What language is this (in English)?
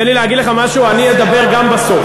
Hebrew